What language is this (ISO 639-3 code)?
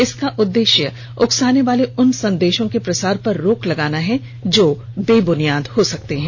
hin